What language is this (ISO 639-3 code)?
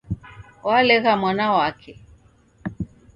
dav